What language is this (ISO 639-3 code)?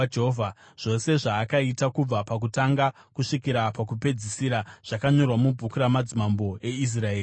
sna